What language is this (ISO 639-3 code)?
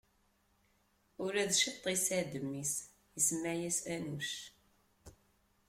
kab